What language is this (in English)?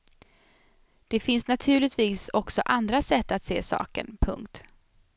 Swedish